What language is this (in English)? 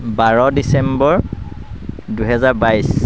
Assamese